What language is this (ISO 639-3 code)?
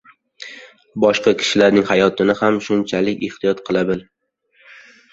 uzb